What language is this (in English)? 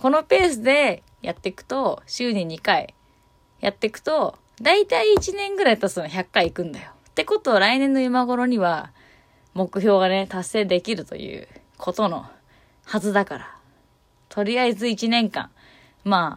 Japanese